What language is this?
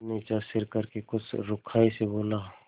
Hindi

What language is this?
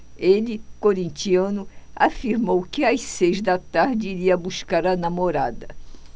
Portuguese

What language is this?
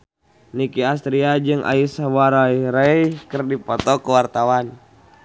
Sundanese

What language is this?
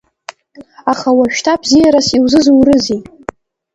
Abkhazian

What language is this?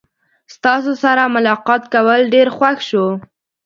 Pashto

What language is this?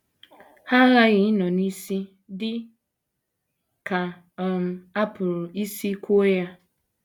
Igbo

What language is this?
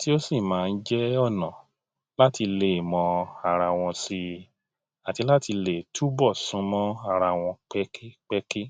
Yoruba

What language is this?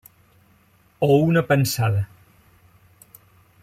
Catalan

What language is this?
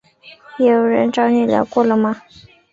Chinese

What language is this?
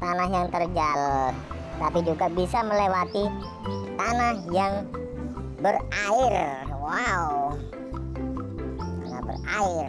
Indonesian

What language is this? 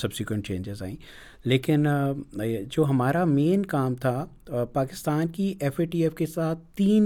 Urdu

